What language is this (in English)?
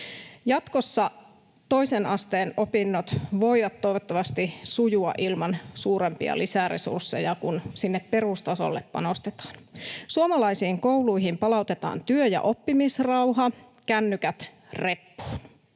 Finnish